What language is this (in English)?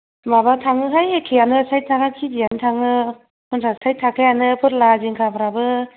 Bodo